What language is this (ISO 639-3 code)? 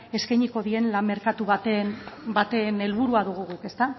eus